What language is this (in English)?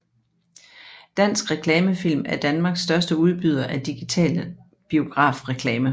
Danish